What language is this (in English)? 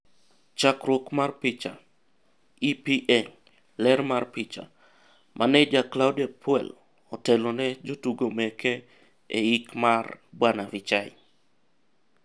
Luo (Kenya and Tanzania)